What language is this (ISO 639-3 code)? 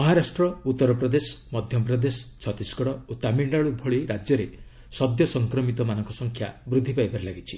ori